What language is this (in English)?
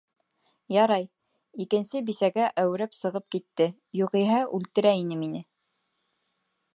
Bashkir